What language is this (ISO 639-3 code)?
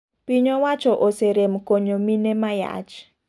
luo